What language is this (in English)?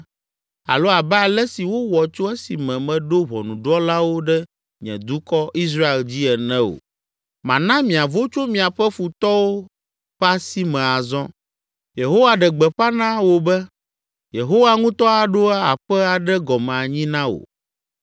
Ewe